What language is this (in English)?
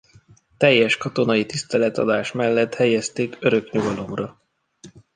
Hungarian